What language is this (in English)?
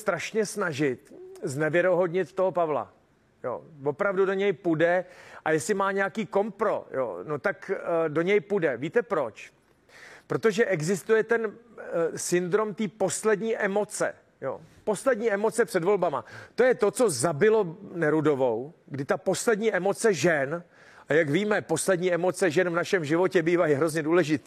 Czech